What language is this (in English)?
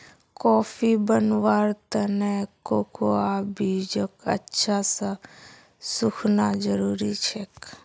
Magahi